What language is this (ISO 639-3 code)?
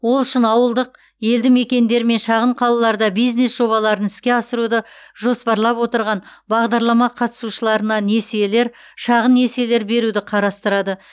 kaz